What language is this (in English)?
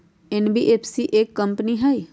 Magahi